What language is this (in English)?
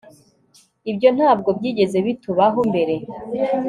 Kinyarwanda